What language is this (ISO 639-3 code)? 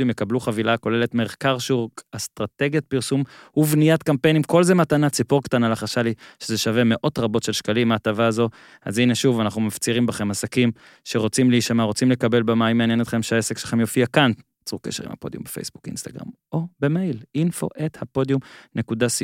heb